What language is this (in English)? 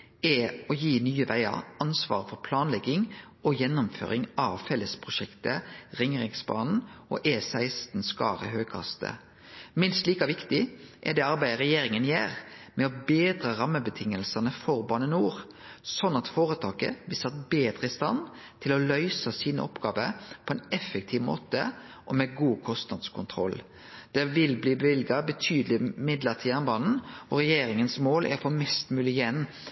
Norwegian Nynorsk